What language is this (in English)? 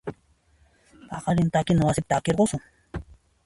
Puno Quechua